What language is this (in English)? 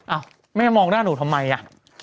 Thai